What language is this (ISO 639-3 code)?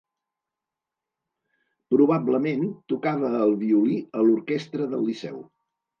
cat